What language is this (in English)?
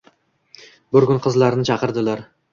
Uzbek